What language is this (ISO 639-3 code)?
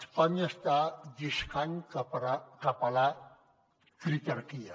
cat